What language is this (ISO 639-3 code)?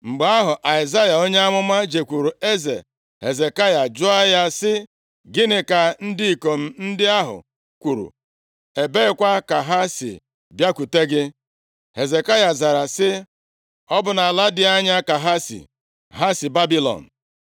ibo